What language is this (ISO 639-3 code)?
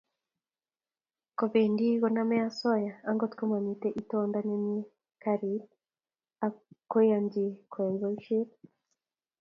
kln